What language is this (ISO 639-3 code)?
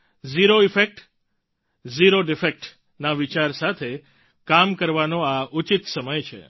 guj